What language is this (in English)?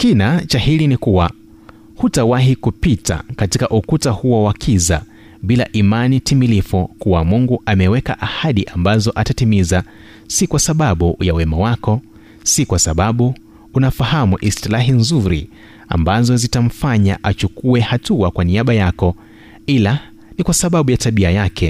Swahili